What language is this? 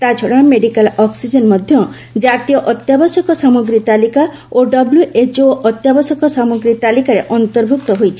Odia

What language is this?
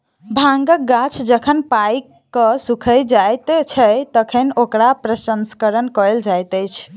Maithili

